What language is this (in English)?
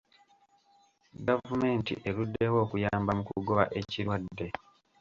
Ganda